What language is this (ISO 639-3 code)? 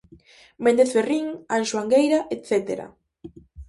glg